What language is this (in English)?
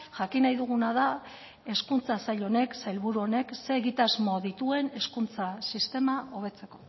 Basque